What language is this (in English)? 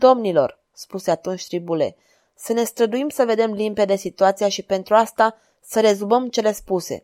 Romanian